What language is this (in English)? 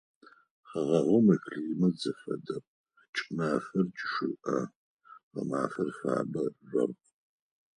Adyghe